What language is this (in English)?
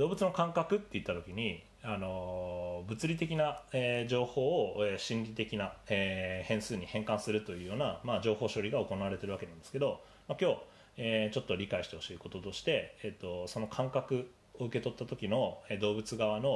Japanese